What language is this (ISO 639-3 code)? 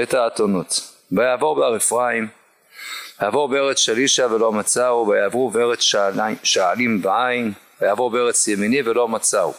heb